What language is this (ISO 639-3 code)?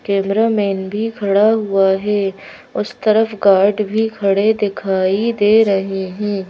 hin